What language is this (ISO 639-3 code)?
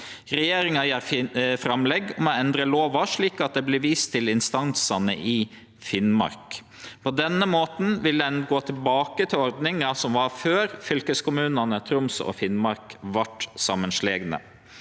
nor